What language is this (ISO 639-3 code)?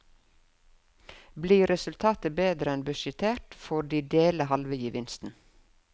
nor